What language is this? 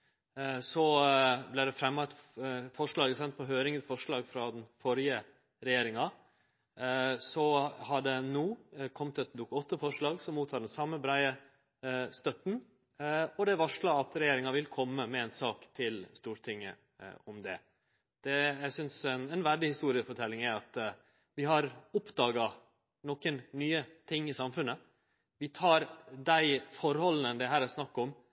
Norwegian Nynorsk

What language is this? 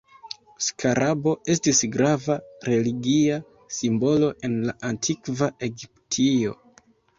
Esperanto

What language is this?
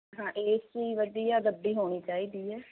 Punjabi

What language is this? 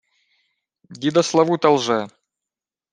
Ukrainian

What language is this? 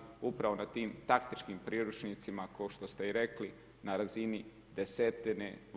Croatian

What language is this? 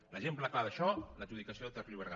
Catalan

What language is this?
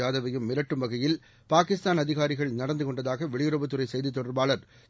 Tamil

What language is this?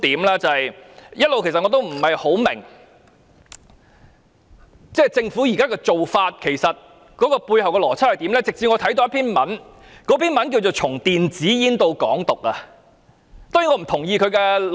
Cantonese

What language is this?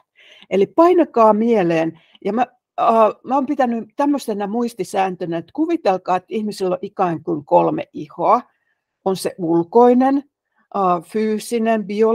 Finnish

